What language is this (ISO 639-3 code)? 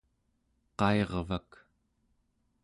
esu